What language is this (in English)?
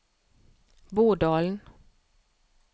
Norwegian